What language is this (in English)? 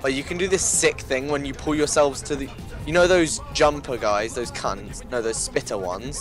English